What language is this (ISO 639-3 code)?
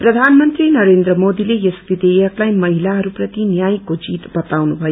nep